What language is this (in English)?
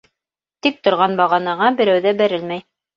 Bashkir